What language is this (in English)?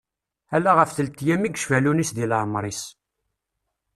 Kabyle